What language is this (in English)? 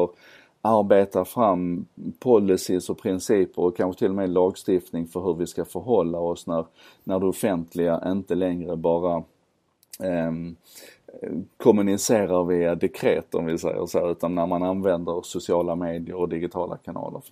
Swedish